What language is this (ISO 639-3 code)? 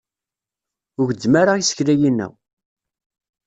kab